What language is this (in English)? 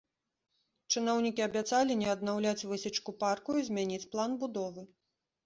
Belarusian